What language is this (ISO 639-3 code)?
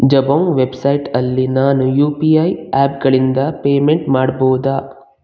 kan